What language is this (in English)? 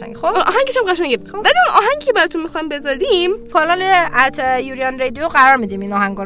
Persian